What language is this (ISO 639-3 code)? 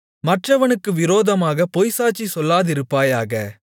tam